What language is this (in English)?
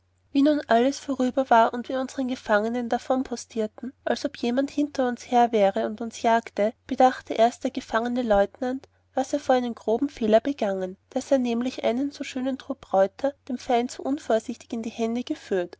German